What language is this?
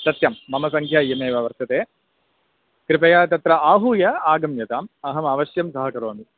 Sanskrit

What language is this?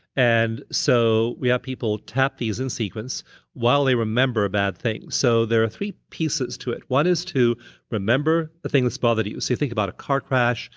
English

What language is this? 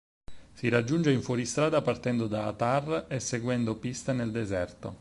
Italian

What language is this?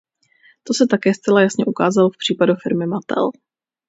Czech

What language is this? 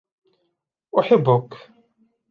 Arabic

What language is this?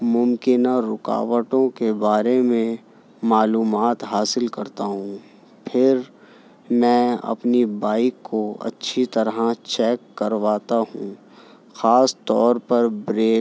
Urdu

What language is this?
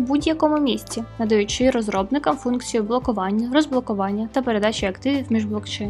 Ukrainian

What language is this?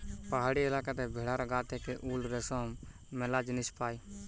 Bangla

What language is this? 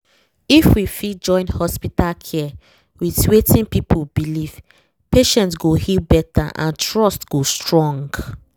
Nigerian Pidgin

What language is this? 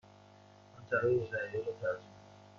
Persian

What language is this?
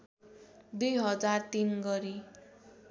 Nepali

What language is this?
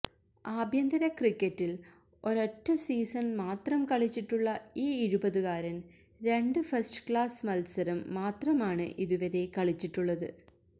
Malayalam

